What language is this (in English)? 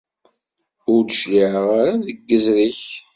Kabyle